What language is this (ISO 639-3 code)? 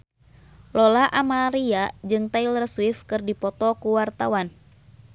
sun